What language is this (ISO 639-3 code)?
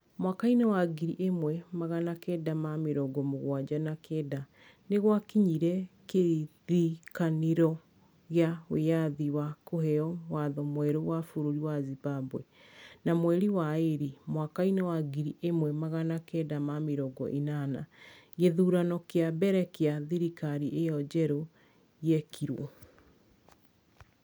kik